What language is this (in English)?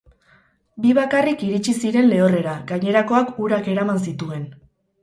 Basque